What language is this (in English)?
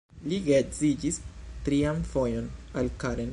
Esperanto